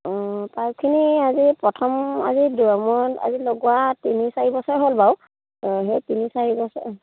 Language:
Assamese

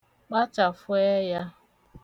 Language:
Igbo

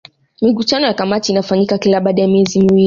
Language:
Swahili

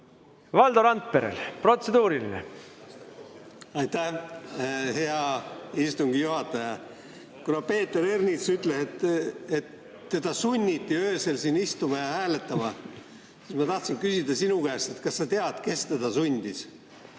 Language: Estonian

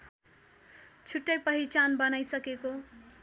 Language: Nepali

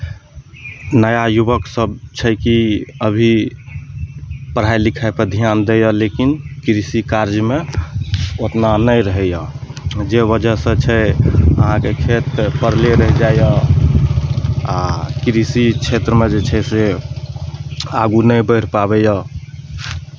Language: Maithili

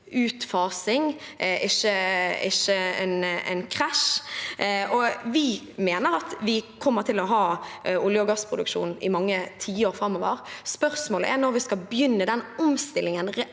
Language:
Norwegian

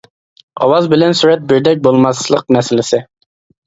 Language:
Uyghur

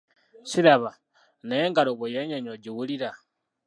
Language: Ganda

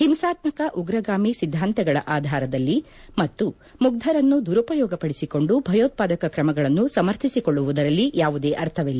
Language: Kannada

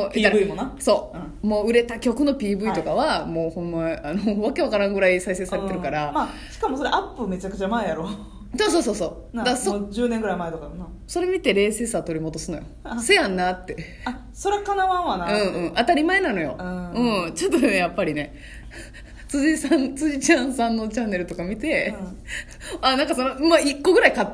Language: Japanese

